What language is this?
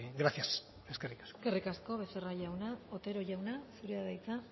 Basque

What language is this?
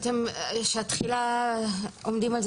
Hebrew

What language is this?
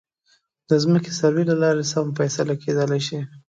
Pashto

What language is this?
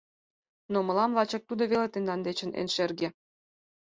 Mari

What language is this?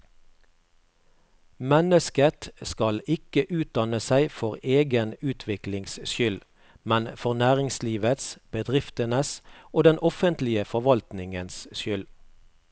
Norwegian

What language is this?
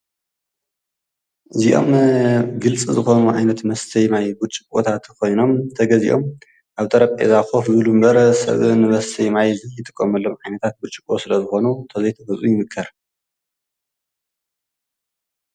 Tigrinya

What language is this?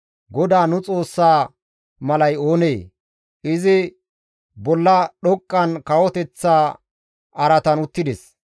Gamo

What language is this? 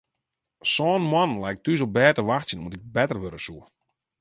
Western Frisian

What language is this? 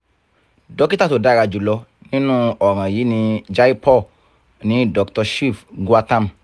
Yoruba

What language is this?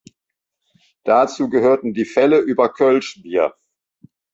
German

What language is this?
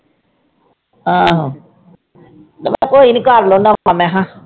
Punjabi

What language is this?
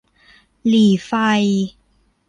Thai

